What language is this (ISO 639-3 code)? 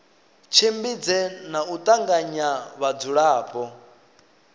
ven